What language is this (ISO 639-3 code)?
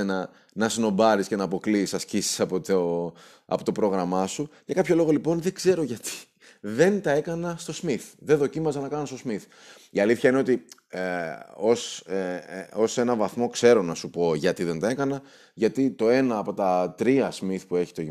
ell